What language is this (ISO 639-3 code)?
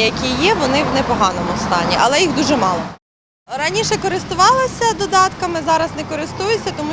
ukr